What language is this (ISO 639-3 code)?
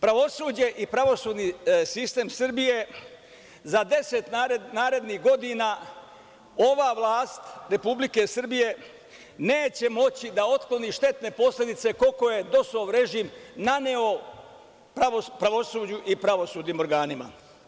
srp